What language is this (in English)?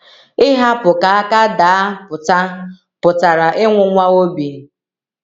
Igbo